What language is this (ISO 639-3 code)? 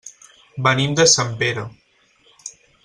cat